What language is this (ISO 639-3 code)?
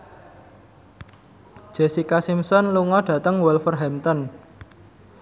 jav